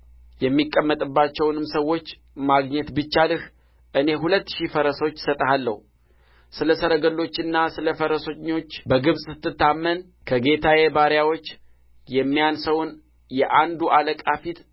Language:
Amharic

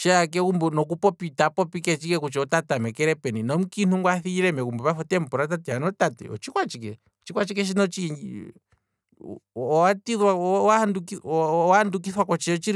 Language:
Kwambi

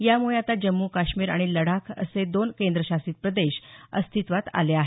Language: Marathi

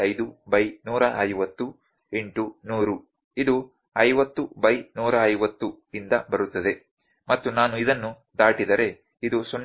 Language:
Kannada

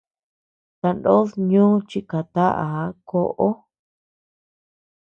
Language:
Tepeuxila Cuicatec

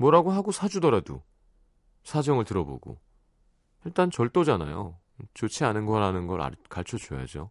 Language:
Korean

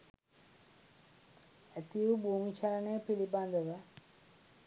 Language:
Sinhala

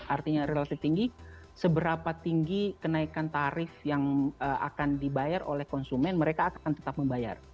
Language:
Indonesian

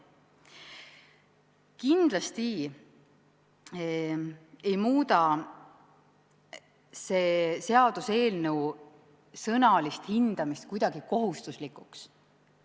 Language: Estonian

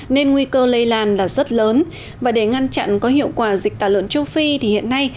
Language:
Vietnamese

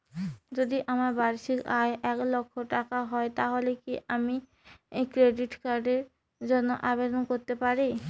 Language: Bangla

